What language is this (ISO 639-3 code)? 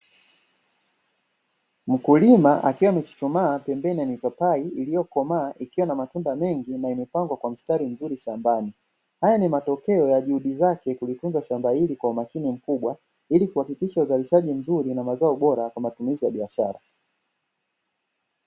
swa